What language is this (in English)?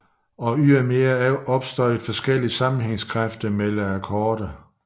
Danish